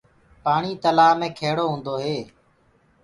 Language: Gurgula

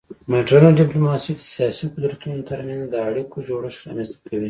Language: Pashto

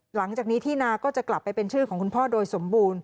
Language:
Thai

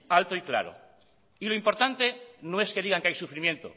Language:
Spanish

